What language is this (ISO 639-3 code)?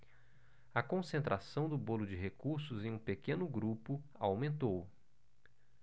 por